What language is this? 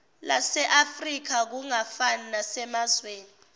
Zulu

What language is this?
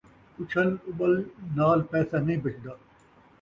Saraiki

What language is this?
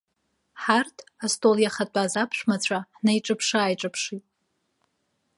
Abkhazian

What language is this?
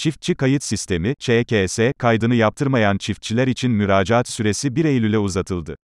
Turkish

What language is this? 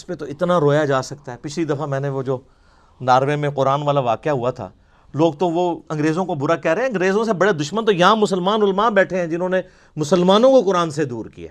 Urdu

